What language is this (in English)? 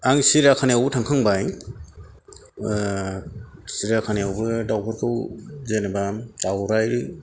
Bodo